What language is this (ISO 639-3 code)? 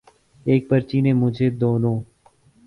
urd